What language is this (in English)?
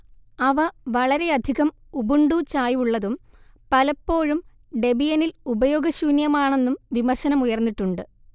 Malayalam